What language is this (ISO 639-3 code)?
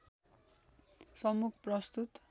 nep